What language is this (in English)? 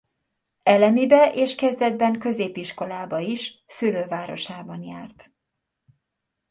Hungarian